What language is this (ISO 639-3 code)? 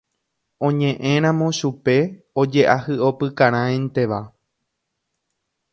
grn